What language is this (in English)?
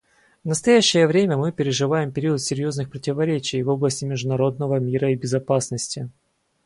Russian